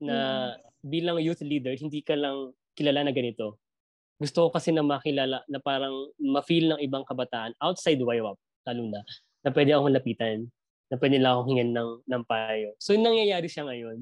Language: Filipino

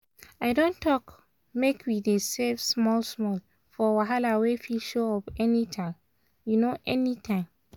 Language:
Nigerian Pidgin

